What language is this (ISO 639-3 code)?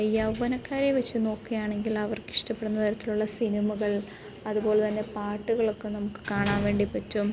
mal